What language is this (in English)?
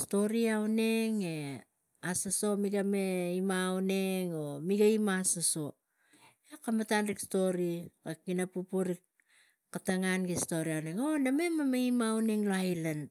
Tigak